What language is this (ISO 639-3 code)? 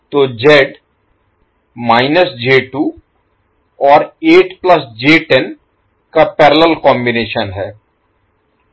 hin